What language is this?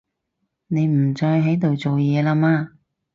Cantonese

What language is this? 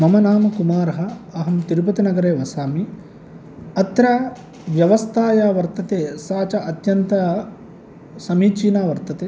Sanskrit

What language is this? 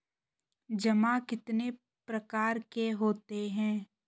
Hindi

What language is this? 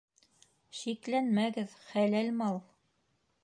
Bashkir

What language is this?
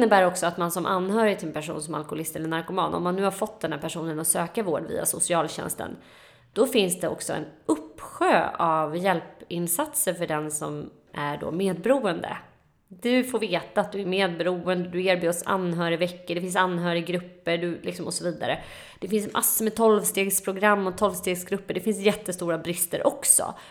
Swedish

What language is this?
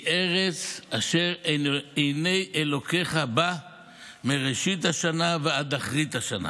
Hebrew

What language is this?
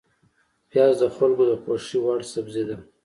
Pashto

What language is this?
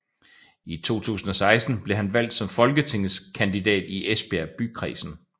Danish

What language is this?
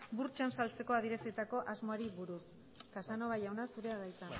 Basque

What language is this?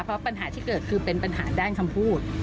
Thai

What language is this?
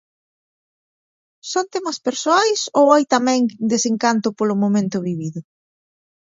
Galician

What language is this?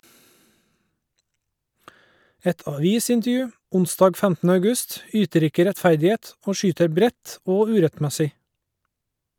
Norwegian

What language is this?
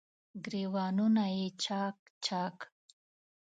Pashto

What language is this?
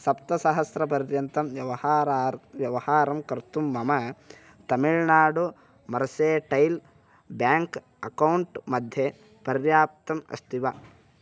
Sanskrit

